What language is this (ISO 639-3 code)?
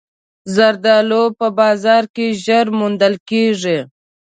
pus